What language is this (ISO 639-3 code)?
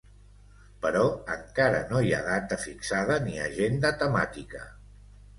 cat